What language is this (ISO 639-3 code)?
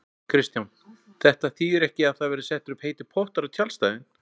isl